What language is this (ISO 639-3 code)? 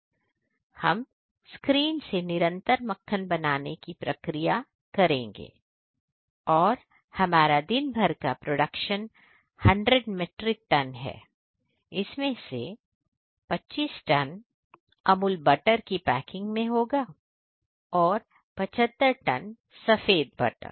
hin